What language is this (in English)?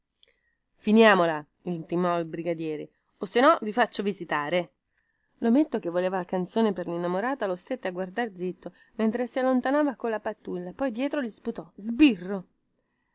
Italian